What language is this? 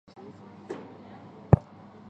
Chinese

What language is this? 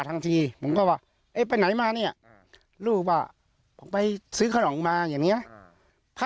Thai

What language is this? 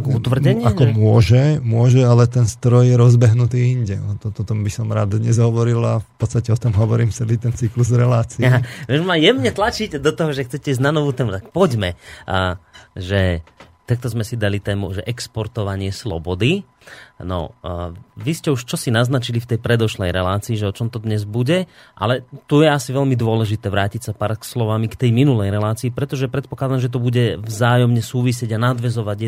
Slovak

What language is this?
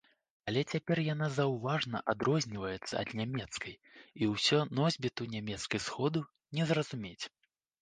Belarusian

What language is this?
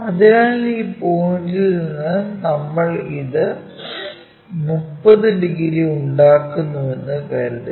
Malayalam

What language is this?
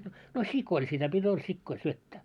Finnish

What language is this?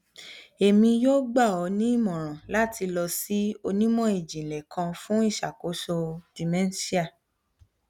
Yoruba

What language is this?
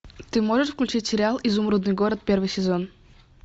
Russian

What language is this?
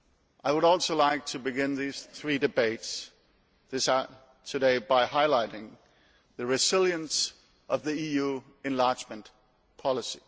English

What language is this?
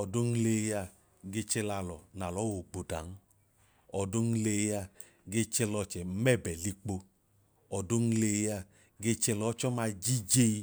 Idoma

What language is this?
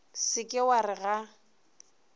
Northern Sotho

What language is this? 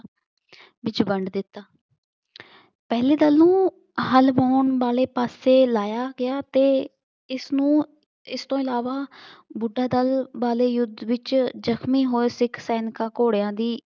Punjabi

